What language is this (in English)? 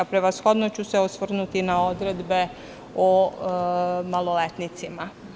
Serbian